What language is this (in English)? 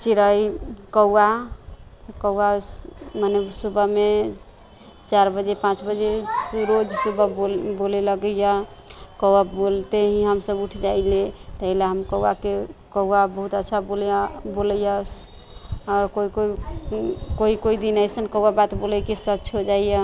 Maithili